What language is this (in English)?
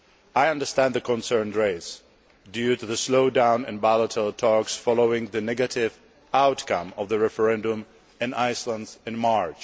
English